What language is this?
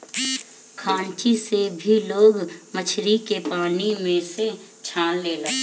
Bhojpuri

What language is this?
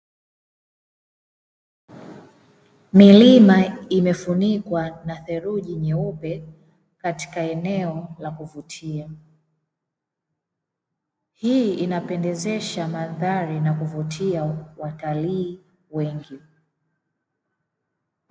Swahili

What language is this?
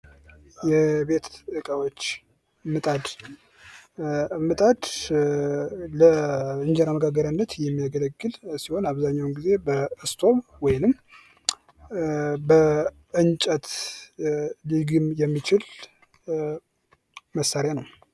Amharic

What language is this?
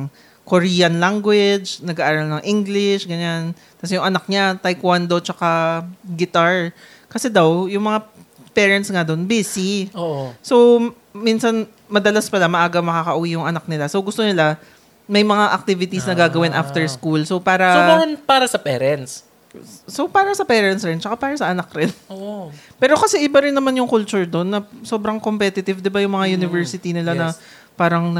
Filipino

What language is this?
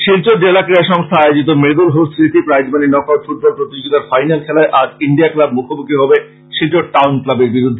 Bangla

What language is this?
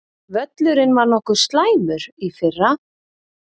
Icelandic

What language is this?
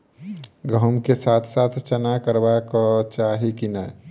Maithili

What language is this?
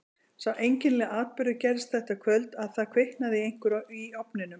Icelandic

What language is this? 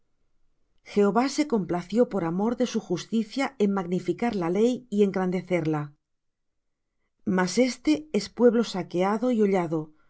Spanish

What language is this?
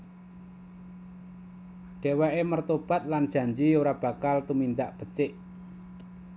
Javanese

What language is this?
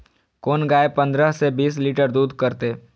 Maithili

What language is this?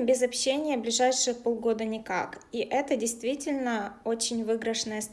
Russian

